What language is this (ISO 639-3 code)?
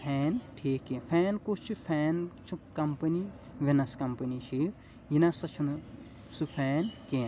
kas